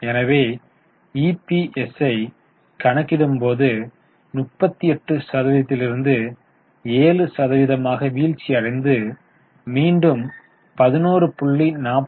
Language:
Tamil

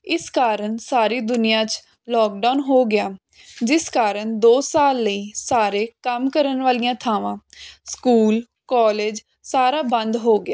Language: Punjabi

